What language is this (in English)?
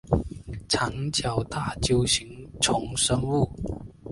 Chinese